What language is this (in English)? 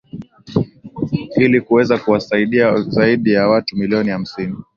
Swahili